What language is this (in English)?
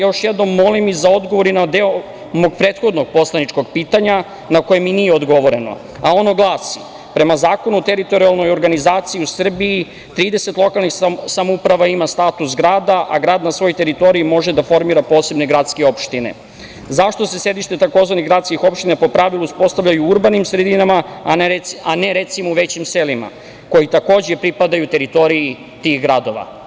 Serbian